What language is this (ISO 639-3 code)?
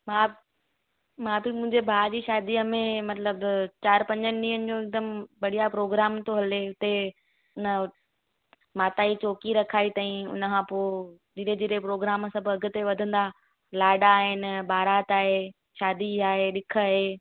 snd